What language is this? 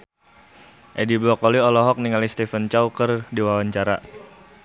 Sundanese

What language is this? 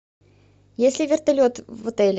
Russian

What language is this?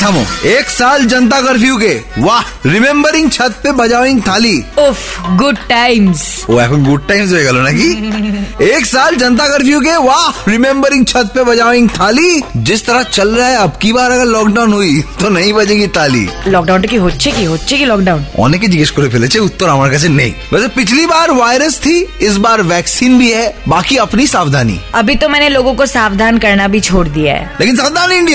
Hindi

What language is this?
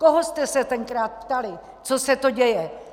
Czech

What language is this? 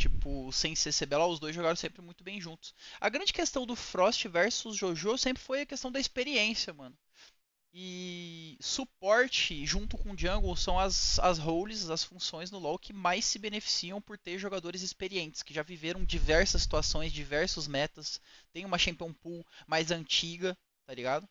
Portuguese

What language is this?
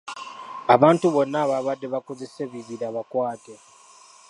Ganda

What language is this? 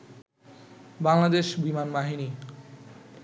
Bangla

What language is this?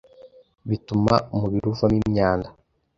Kinyarwanda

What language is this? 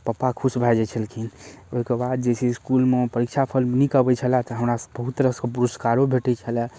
Maithili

